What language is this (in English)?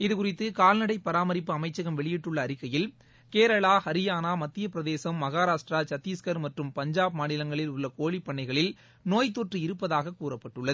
Tamil